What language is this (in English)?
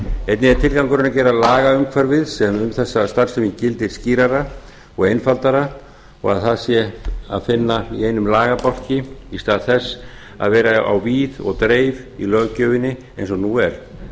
Icelandic